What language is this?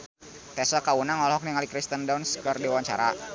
Sundanese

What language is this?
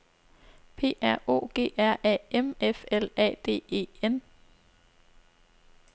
Danish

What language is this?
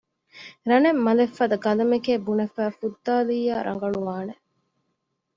Divehi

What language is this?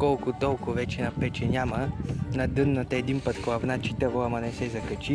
Romanian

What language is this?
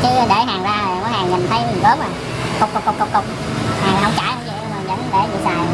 Vietnamese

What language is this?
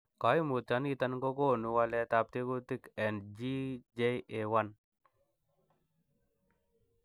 Kalenjin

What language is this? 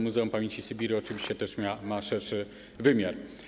Polish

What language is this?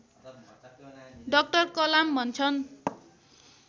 Nepali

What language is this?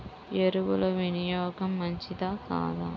Telugu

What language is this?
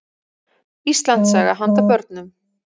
Icelandic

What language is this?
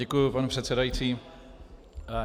Czech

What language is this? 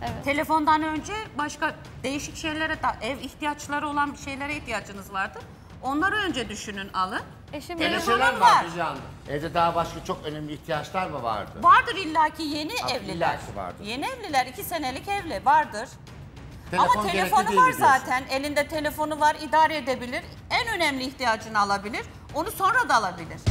Turkish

